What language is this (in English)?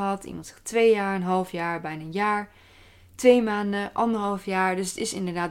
Dutch